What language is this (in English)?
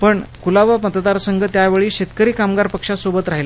Marathi